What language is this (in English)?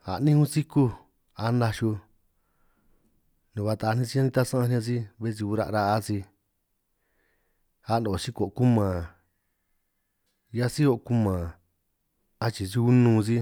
San Martín Itunyoso Triqui